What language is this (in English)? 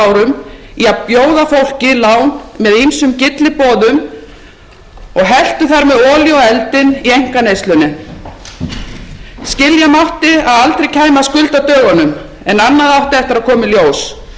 Icelandic